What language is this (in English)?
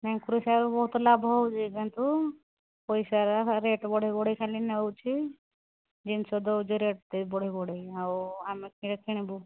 Odia